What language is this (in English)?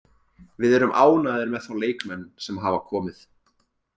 Icelandic